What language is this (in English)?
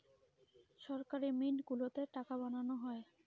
Bangla